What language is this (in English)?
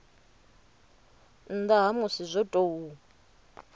Venda